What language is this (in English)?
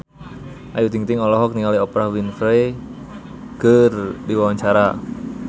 Sundanese